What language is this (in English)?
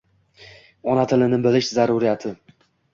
Uzbek